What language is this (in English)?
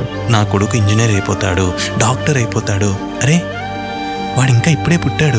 Telugu